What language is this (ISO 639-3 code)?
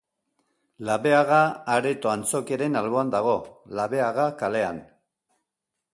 eus